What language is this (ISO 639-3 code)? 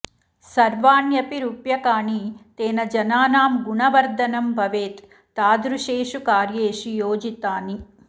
san